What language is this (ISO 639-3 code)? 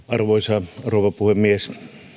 fin